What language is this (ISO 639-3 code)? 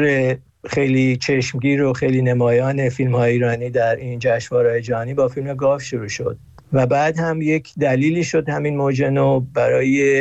fas